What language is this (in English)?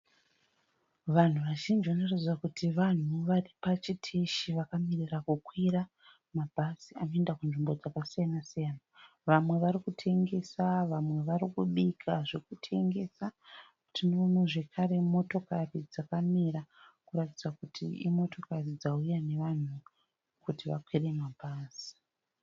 Shona